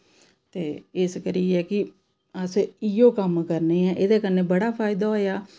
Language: Dogri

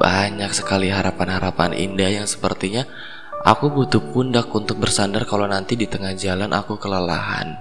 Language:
Indonesian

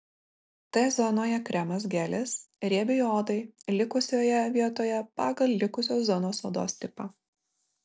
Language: Lithuanian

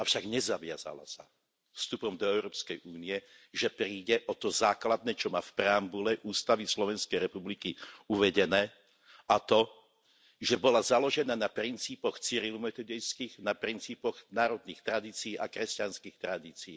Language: Slovak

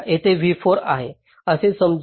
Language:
Marathi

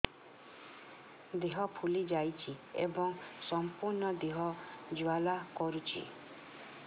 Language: Odia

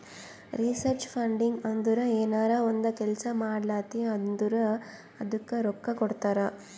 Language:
Kannada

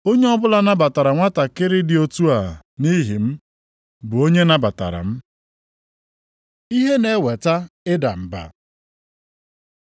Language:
Igbo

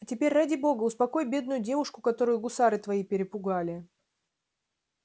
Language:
Russian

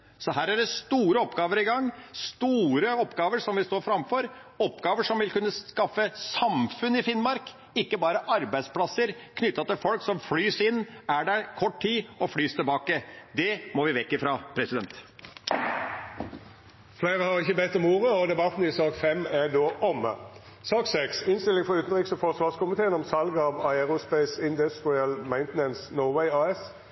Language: Norwegian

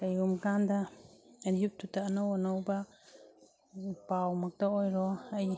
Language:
Manipuri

